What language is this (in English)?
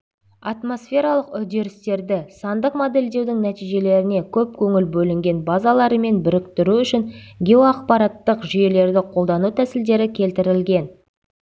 Kazakh